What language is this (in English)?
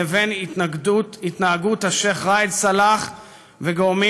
Hebrew